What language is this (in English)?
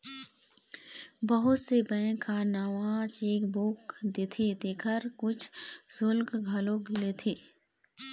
Chhattisgarhi